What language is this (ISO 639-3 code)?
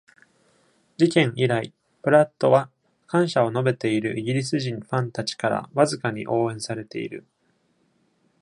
jpn